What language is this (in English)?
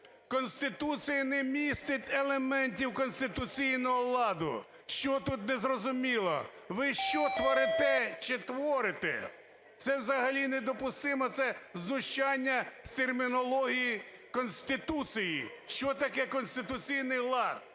Ukrainian